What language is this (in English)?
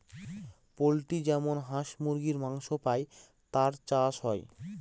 Bangla